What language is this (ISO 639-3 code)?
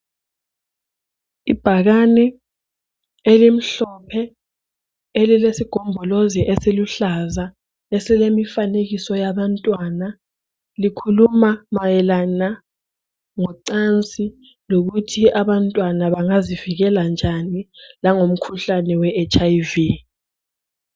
nde